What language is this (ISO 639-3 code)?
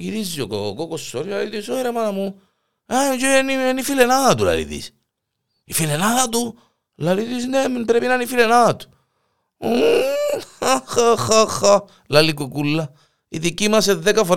ell